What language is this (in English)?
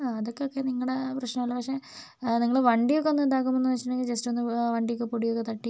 Malayalam